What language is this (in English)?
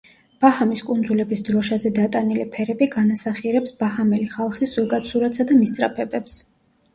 Georgian